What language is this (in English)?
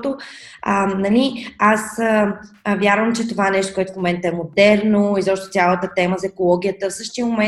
Bulgarian